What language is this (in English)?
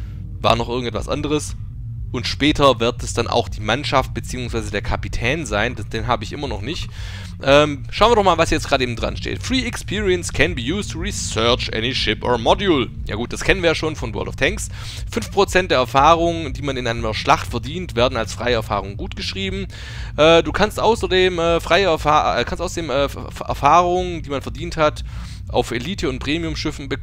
German